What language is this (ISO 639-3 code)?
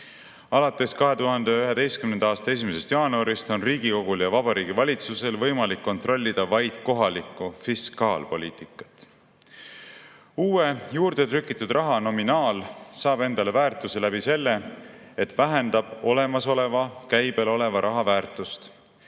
est